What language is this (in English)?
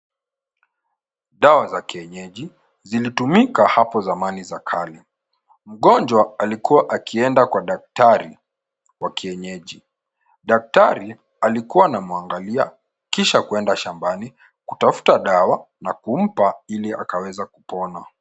Swahili